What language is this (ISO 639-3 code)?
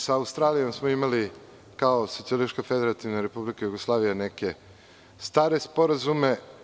srp